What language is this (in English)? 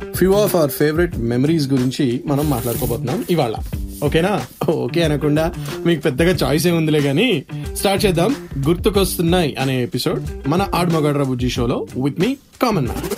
Telugu